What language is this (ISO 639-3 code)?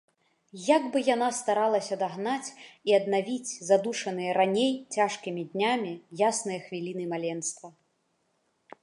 bel